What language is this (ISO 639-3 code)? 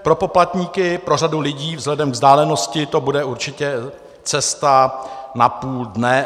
ces